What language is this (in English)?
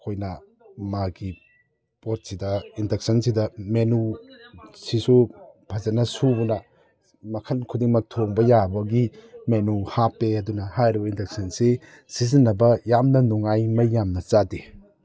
Manipuri